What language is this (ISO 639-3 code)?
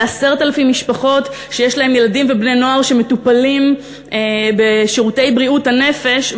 heb